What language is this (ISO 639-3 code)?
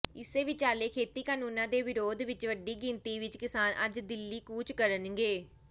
pan